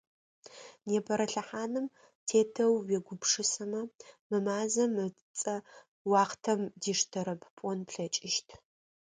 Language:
Adyghe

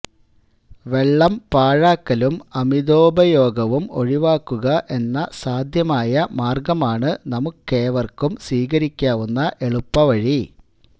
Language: Malayalam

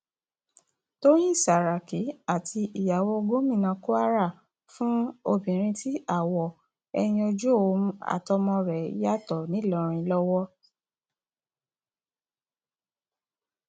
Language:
Yoruba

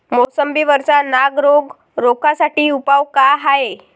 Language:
Marathi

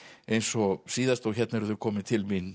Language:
Icelandic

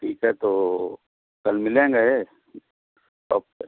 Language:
Urdu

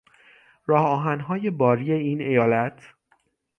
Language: Persian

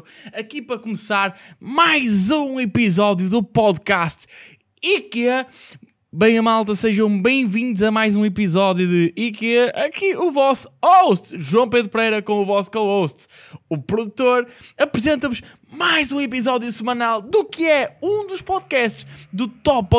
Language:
Portuguese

